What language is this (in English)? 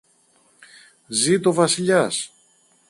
Greek